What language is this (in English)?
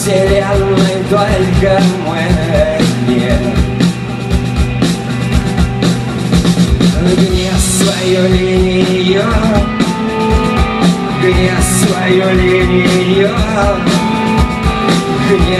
Arabic